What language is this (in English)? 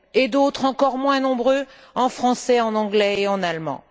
French